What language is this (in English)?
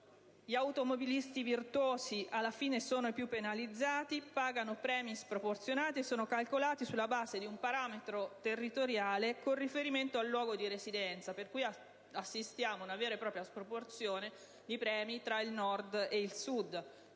Italian